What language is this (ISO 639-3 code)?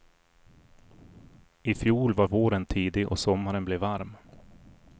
swe